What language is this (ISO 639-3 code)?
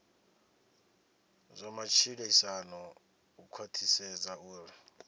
ven